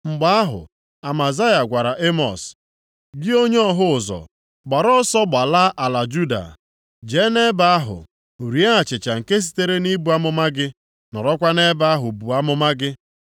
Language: Igbo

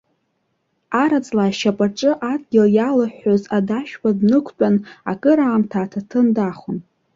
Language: Abkhazian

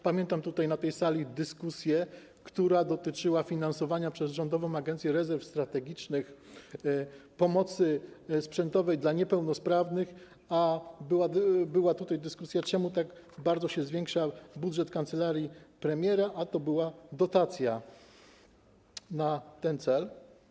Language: Polish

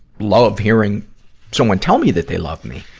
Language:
English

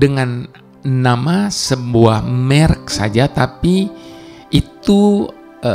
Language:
Indonesian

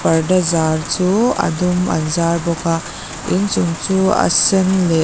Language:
Mizo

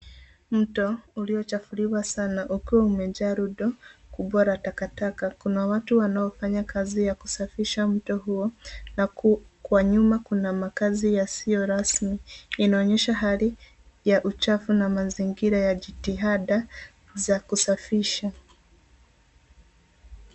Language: Swahili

